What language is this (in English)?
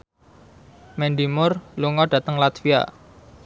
Javanese